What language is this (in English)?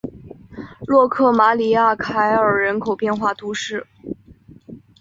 Chinese